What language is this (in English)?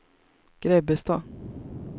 Swedish